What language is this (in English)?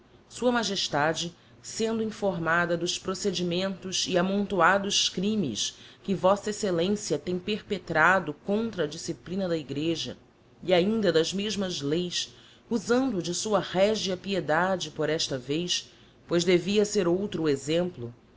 Portuguese